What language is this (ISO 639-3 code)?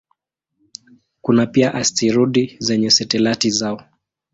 swa